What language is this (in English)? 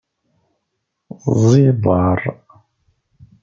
Kabyle